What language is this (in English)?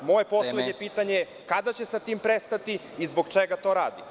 Serbian